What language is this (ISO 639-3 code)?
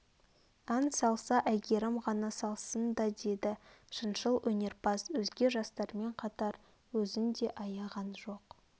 kaz